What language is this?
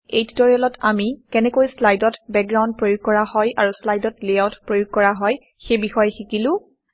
Assamese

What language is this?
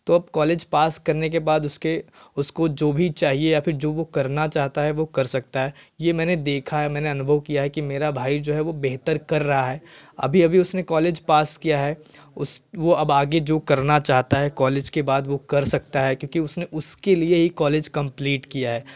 Hindi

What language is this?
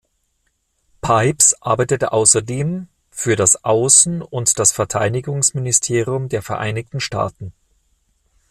German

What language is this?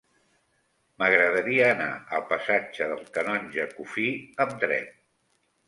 Catalan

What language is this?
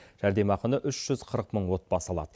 Kazakh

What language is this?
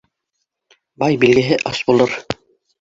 Bashkir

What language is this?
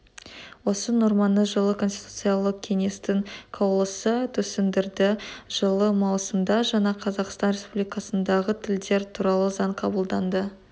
Kazakh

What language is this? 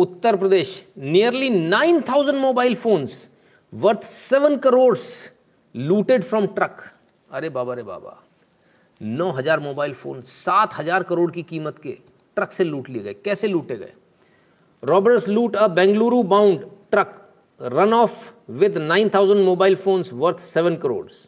Hindi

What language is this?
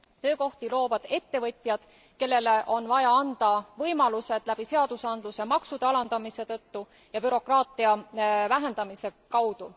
Estonian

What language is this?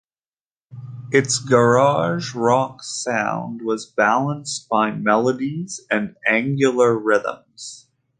English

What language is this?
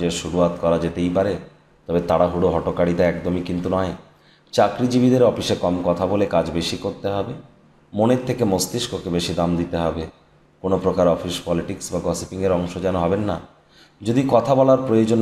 Bangla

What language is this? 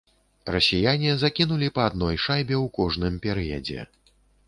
Belarusian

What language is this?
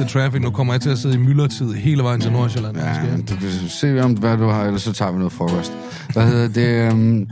Danish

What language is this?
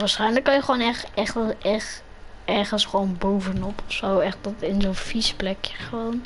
Dutch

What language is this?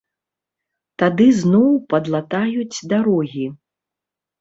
Belarusian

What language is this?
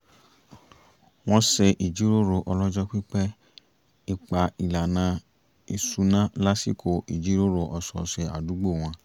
Yoruba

